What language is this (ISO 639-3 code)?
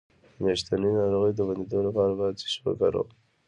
pus